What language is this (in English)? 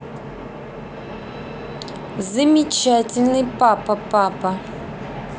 Russian